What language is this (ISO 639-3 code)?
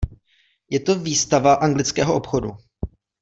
ces